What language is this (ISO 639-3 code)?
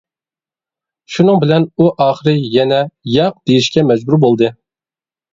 uig